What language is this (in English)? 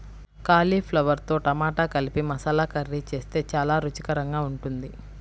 Telugu